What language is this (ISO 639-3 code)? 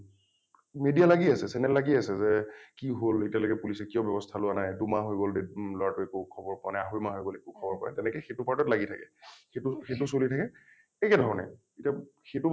asm